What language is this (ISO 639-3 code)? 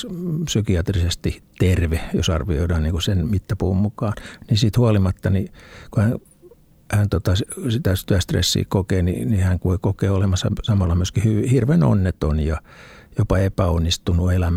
fin